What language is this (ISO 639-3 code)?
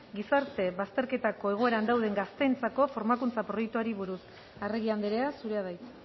eus